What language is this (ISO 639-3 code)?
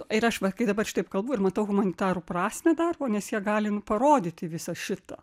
lit